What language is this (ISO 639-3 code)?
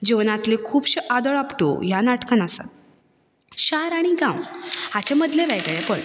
kok